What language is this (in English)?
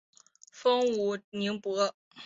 Chinese